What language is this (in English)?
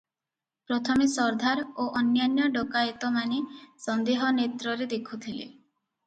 Odia